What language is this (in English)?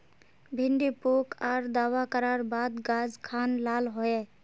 Magahi